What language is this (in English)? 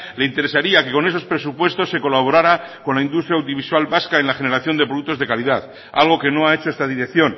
Spanish